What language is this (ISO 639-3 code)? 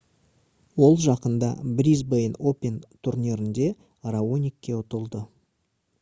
kaz